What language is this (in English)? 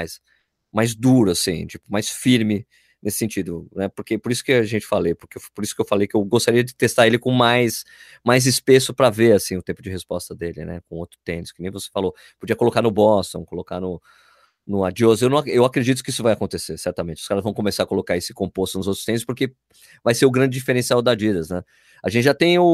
Portuguese